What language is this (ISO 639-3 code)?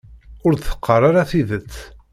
kab